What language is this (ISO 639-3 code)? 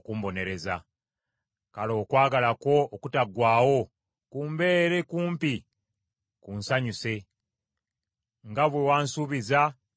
lug